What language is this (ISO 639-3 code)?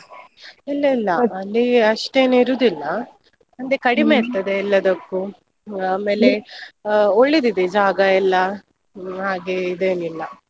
kan